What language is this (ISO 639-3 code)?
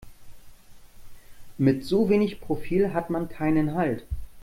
deu